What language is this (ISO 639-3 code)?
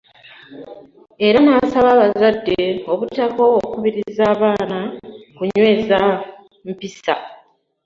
lug